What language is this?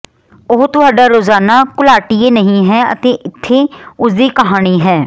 Punjabi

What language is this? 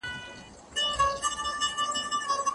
Pashto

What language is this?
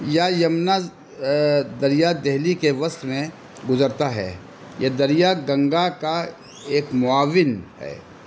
Urdu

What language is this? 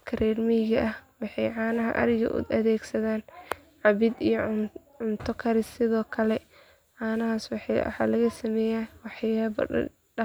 Somali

